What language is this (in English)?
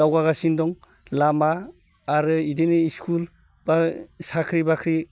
Bodo